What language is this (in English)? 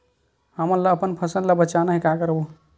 Chhattisgarhi